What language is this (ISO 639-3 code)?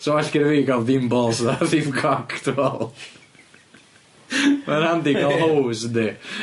cym